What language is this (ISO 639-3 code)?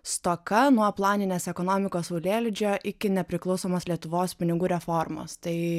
lit